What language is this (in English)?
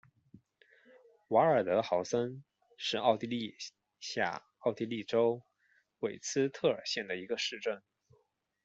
Chinese